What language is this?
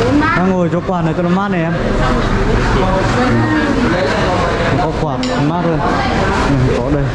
Vietnamese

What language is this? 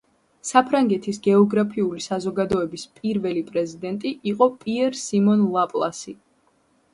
Georgian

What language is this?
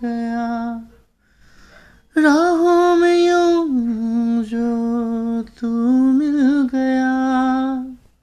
Hindi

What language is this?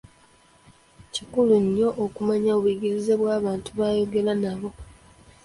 Ganda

